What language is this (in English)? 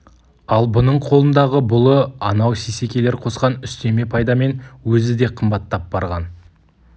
Kazakh